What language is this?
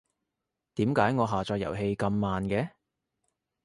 Cantonese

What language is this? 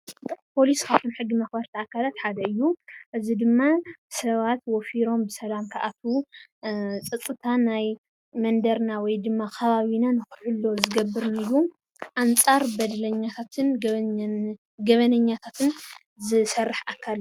Tigrinya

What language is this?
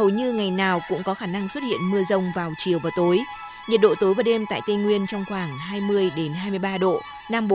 Vietnamese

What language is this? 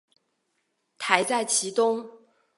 Chinese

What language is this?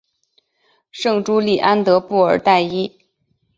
Chinese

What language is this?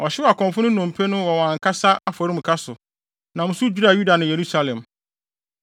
Akan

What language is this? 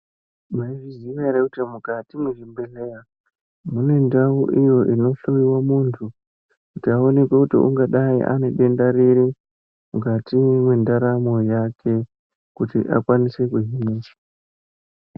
Ndau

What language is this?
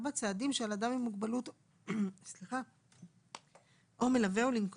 Hebrew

